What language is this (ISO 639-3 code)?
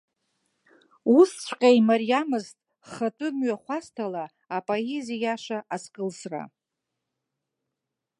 abk